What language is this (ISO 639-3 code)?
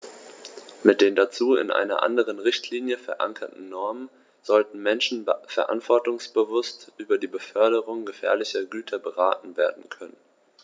deu